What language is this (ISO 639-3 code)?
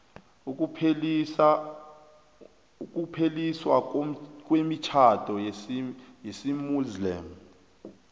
nbl